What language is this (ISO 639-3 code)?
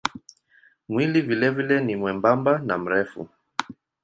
swa